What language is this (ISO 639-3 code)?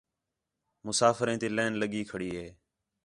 xhe